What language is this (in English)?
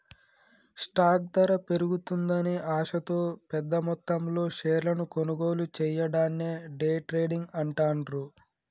Telugu